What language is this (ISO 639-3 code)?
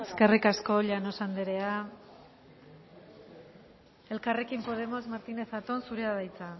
eus